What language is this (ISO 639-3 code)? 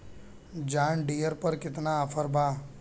bho